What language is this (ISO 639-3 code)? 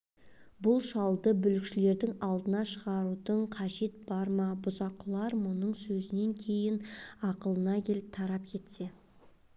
kaz